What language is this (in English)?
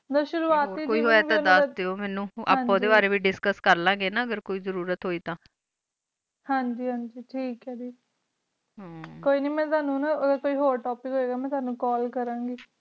Punjabi